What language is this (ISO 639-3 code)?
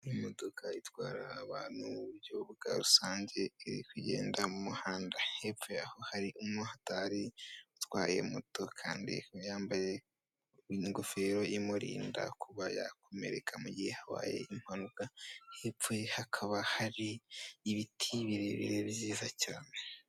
kin